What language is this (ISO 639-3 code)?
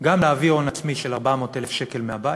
heb